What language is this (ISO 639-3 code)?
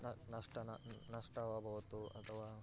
san